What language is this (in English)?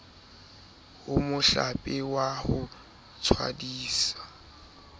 Southern Sotho